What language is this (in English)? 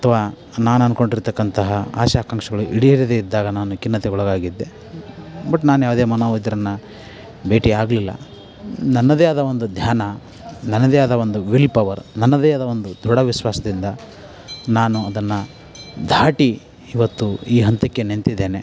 Kannada